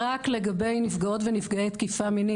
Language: Hebrew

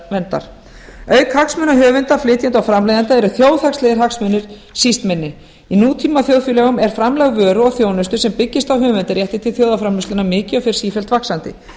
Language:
Icelandic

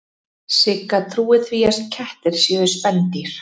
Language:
Icelandic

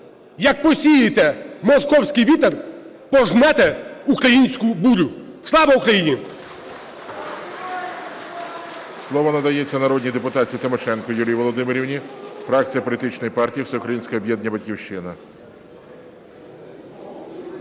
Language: Ukrainian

